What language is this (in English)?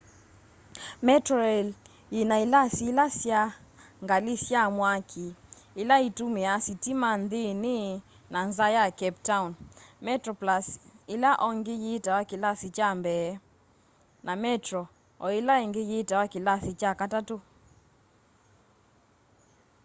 Kamba